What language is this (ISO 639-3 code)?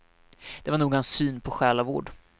swe